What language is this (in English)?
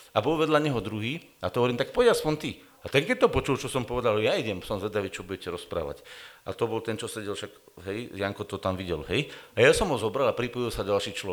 Slovak